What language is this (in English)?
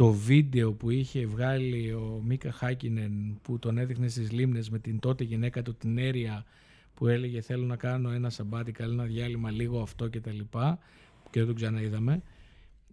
Greek